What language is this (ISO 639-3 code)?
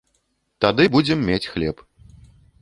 bel